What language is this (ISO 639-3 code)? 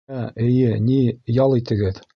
bak